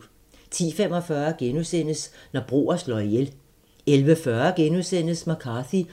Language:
Danish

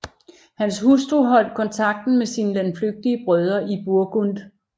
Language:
Danish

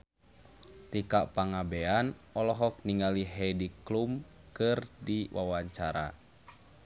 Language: Sundanese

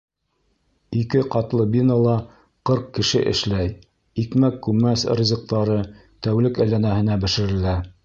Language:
Bashkir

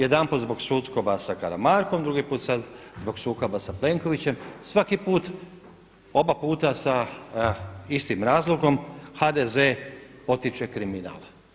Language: Croatian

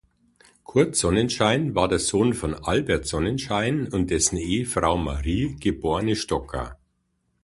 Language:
German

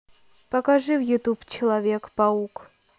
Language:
Russian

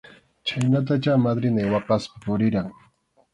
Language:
Arequipa-La Unión Quechua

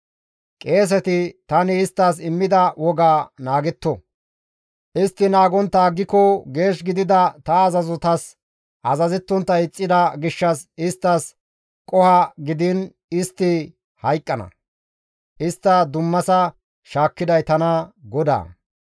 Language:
Gamo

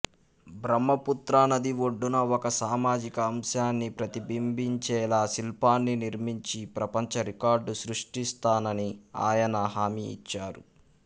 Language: Telugu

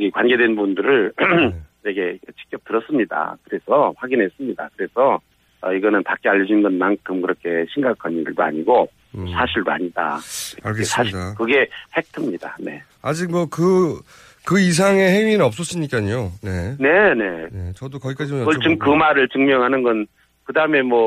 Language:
Korean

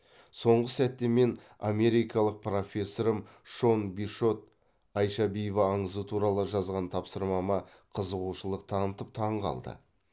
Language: Kazakh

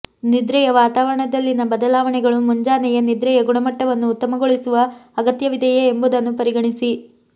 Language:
Kannada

